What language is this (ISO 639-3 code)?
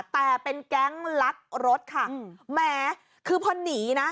tha